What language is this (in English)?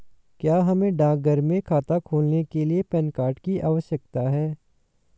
Hindi